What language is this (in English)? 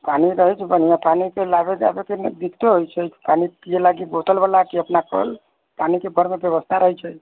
Maithili